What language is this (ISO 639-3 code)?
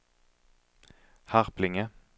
swe